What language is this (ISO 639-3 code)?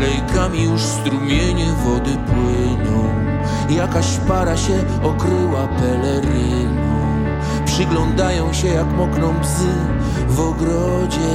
pol